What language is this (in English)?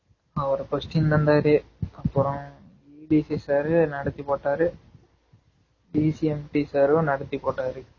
Tamil